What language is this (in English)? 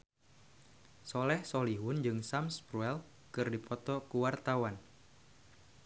Sundanese